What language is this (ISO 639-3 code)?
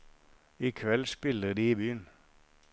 nor